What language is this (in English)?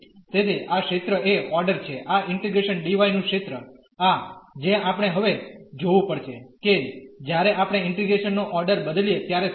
Gujarati